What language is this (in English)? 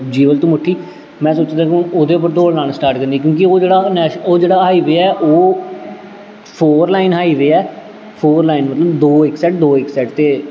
Dogri